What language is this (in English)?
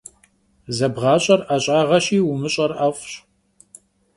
Kabardian